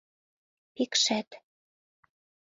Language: Mari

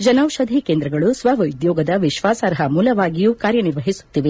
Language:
Kannada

